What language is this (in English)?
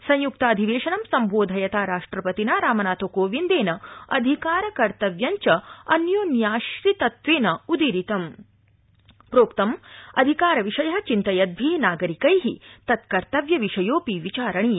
Sanskrit